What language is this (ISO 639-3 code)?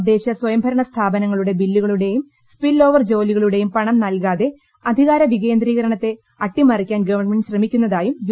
mal